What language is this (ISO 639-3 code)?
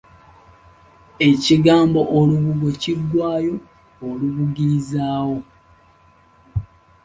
lug